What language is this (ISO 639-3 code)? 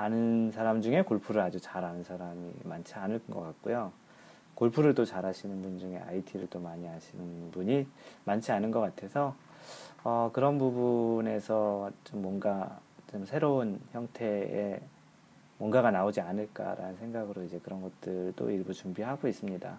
kor